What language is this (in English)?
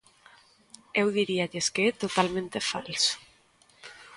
Galician